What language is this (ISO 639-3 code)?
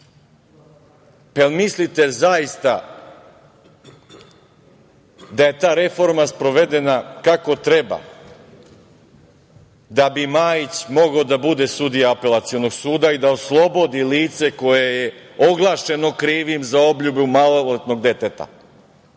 srp